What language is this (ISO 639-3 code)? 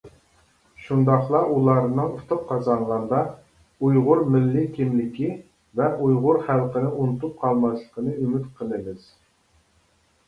uig